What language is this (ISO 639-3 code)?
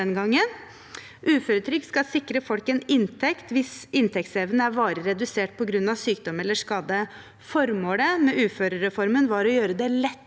nor